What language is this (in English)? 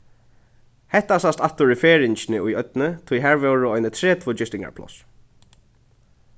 Faroese